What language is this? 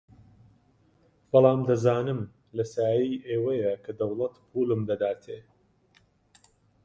Central Kurdish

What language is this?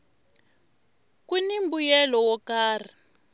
Tsonga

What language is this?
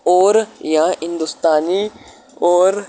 Urdu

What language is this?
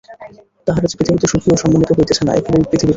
Bangla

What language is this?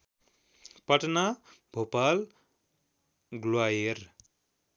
Nepali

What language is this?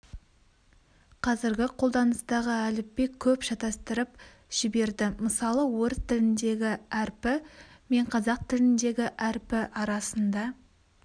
Kazakh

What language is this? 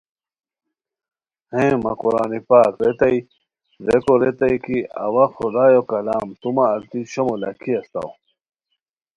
Khowar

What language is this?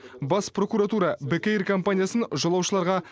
Kazakh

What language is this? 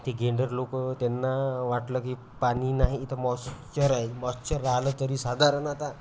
Marathi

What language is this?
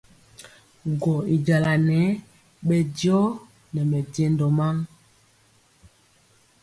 Mpiemo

